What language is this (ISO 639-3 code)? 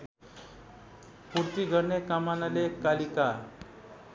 nep